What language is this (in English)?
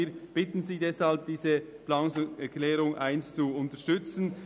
Swiss German